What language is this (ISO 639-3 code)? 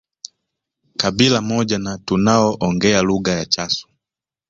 swa